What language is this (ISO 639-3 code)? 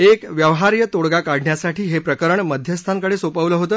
mar